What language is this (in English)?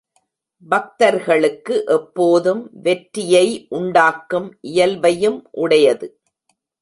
Tamil